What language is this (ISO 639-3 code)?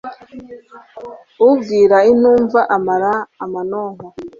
kin